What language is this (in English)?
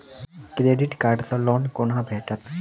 Maithili